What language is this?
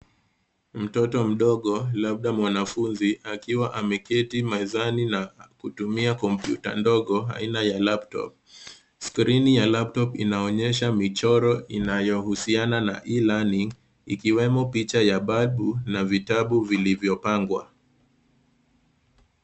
Swahili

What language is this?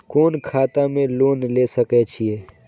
Maithili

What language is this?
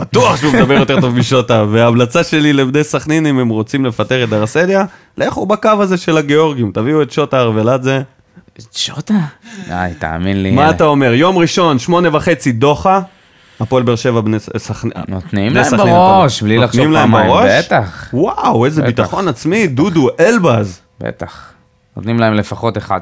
Hebrew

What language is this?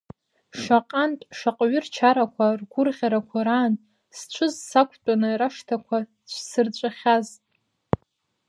Abkhazian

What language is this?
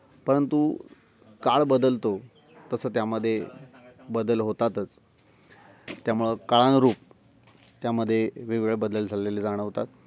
Marathi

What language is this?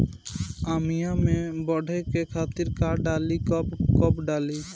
Bhojpuri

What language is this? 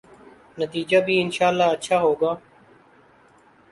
Urdu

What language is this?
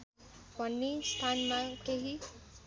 Nepali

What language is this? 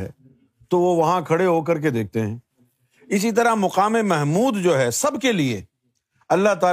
Urdu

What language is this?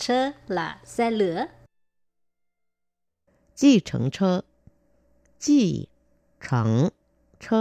Vietnamese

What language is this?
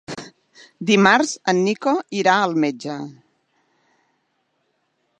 Catalan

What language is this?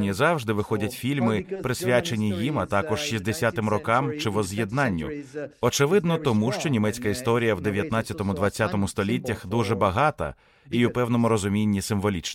Ukrainian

